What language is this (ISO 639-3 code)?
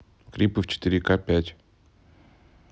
rus